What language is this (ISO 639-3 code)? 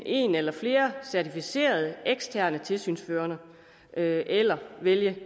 dan